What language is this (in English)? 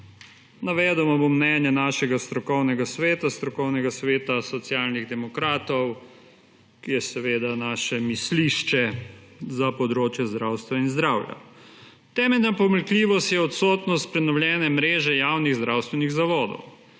Slovenian